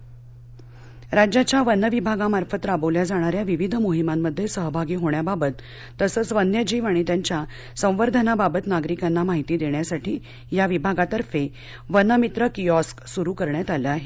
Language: Marathi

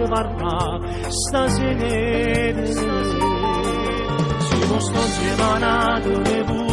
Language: Romanian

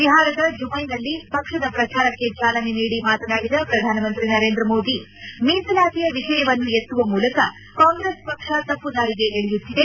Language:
Kannada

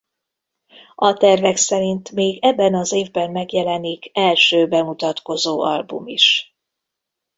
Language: Hungarian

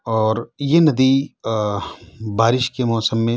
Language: Urdu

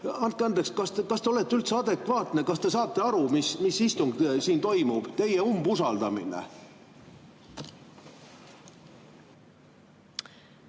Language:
Estonian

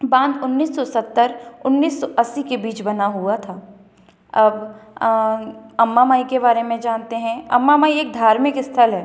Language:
Hindi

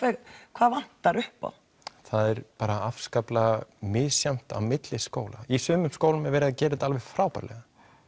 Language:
Icelandic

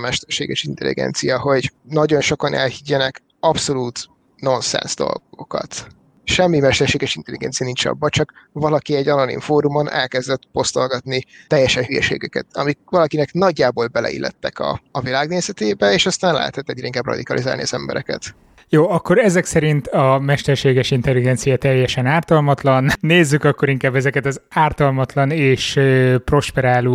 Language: Hungarian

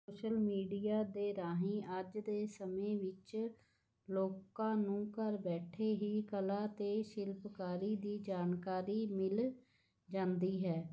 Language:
Punjabi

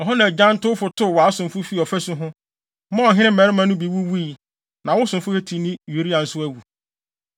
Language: Akan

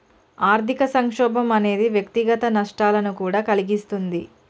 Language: Telugu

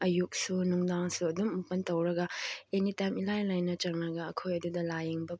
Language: Manipuri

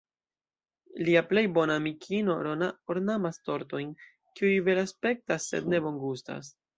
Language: Esperanto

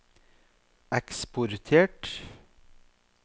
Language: Norwegian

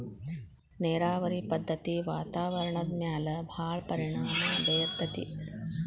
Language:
Kannada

